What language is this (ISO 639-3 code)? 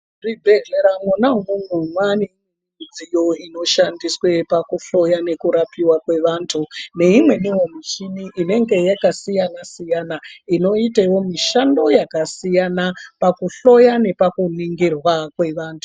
ndc